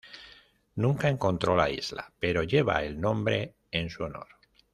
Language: Spanish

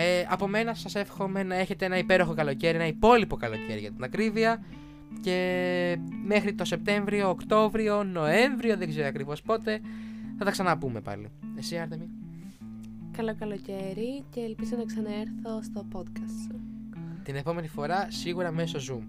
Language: Greek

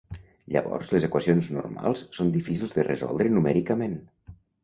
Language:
Catalan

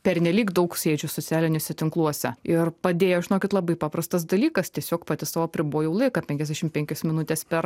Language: Lithuanian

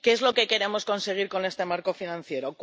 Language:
Spanish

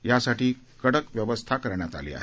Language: Marathi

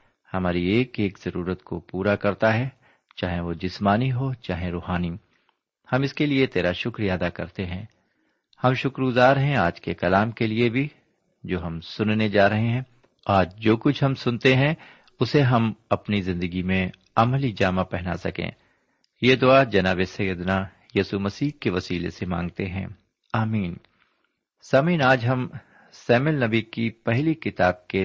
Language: Urdu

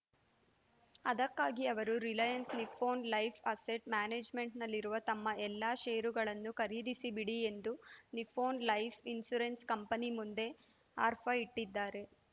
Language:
Kannada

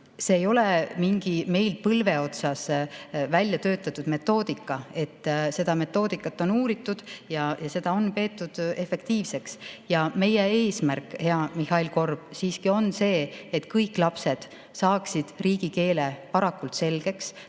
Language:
Estonian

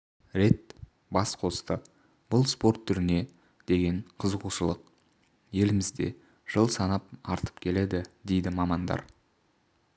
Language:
Kazakh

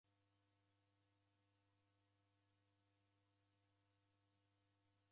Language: Taita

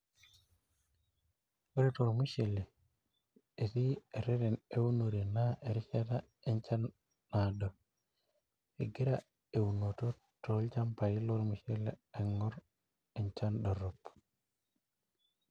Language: Masai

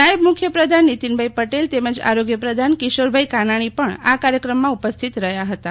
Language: Gujarati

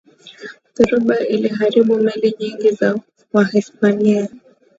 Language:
Swahili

